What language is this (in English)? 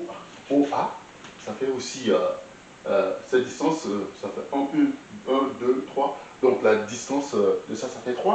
French